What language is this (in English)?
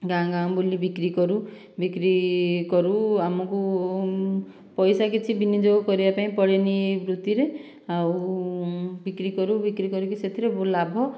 Odia